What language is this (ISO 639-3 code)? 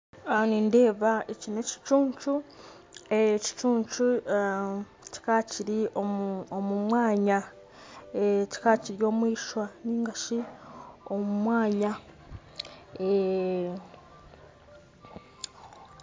nyn